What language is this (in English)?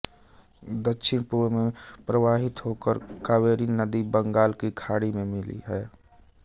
Hindi